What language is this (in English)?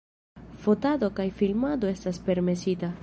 Esperanto